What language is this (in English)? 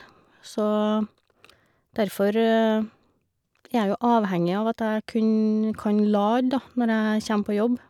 Norwegian